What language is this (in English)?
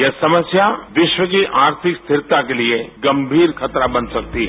Hindi